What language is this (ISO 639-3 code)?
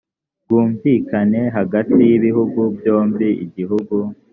kin